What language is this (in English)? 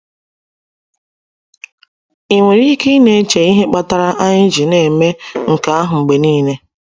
Igbo